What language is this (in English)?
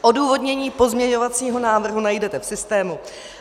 Czech